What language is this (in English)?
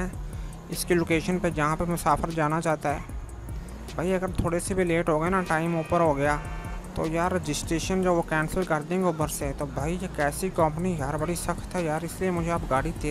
Hindi